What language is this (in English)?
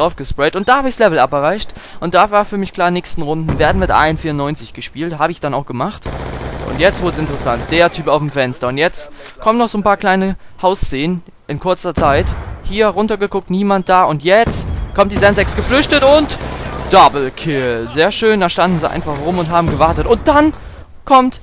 German